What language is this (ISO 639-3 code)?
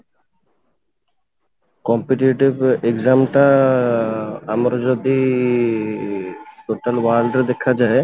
ori